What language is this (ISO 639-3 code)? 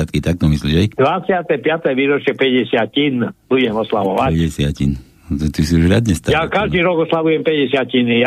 slk